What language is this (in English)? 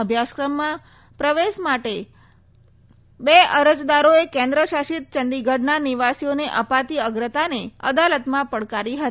Gujarati